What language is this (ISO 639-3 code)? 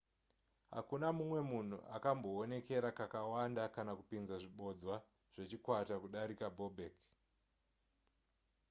sna